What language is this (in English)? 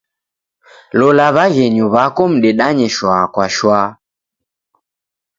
Taita